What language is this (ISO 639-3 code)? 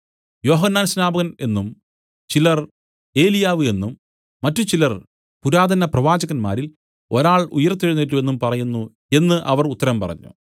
mal